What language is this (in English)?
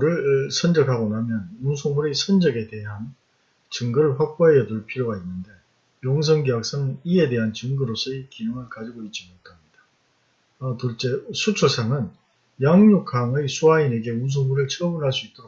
Korean